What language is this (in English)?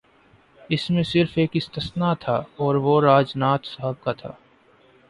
Urdu